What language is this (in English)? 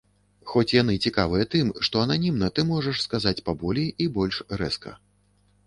Belarusian